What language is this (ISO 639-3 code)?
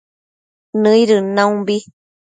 mcf